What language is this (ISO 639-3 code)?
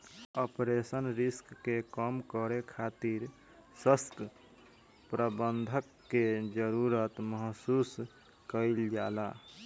bho